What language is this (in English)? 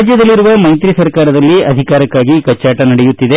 Kannada